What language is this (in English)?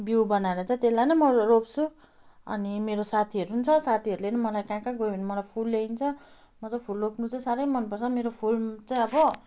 Nepali